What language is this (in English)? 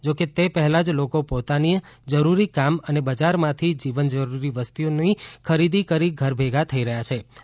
Gujarati